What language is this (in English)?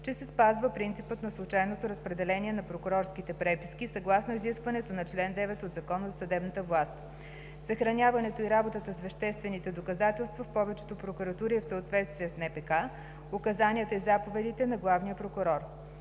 Bulgarian